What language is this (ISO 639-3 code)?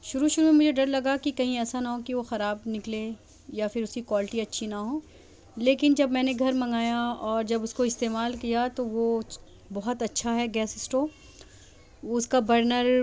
urd